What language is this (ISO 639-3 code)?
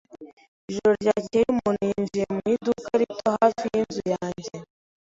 kin